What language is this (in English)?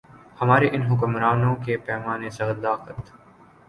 Urdu